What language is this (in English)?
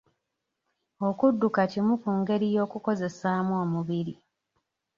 Ganda